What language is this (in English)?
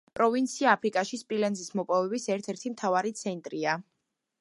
Georgian